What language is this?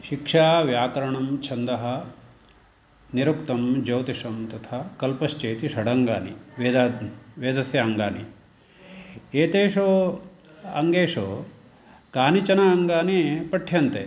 Sanskrit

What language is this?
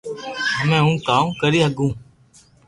Loarki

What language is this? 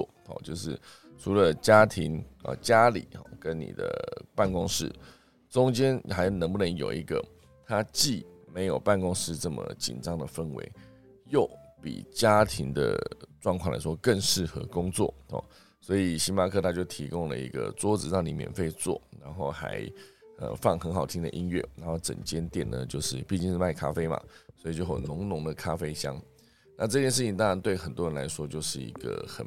Chinese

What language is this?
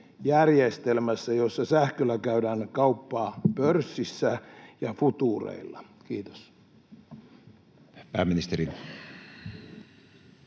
Finnish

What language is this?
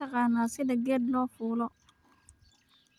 Somali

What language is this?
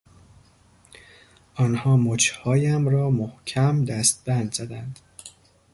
Persian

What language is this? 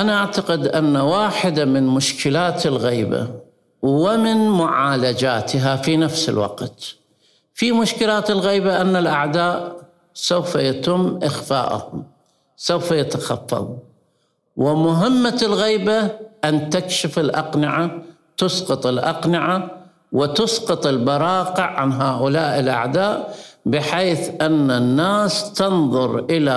Arabic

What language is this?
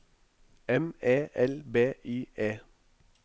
Norwegian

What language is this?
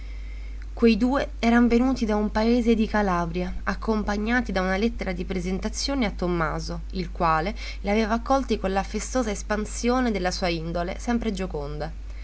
Italian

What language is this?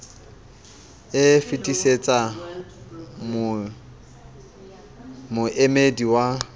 Southern Sotho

